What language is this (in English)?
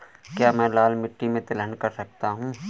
Hindi